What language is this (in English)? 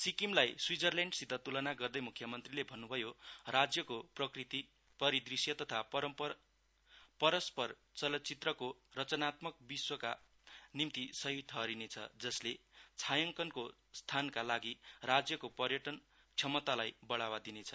Nepali